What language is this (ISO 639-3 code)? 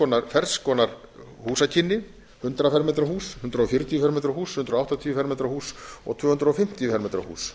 isl